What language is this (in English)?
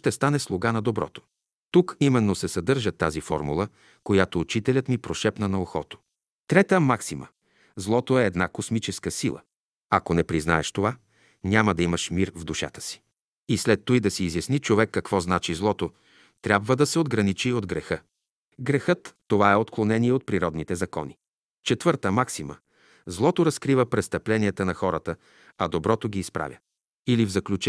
Bulgarian